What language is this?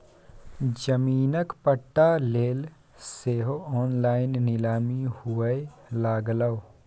Maithili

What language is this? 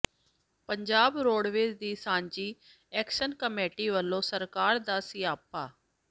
Punjabi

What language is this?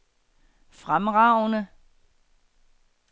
Danish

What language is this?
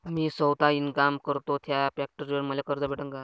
Marathi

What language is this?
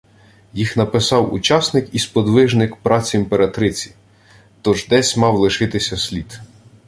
Ukrainian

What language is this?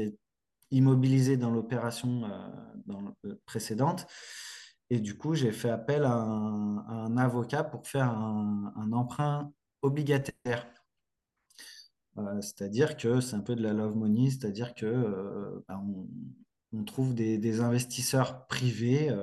French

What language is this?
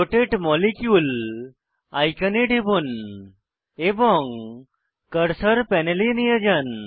Bangla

